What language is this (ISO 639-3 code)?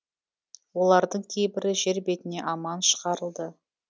kaz